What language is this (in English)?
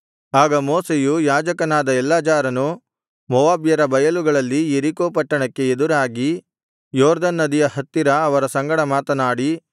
Kannada